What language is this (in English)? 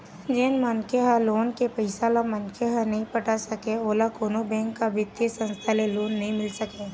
Chhattisgarhi